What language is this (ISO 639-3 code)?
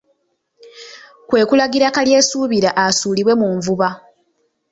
lug